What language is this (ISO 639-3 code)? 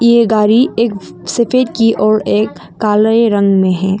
hin